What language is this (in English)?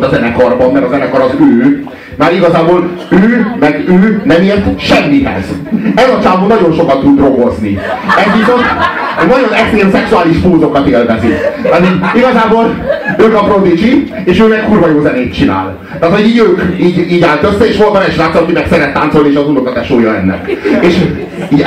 Hungarian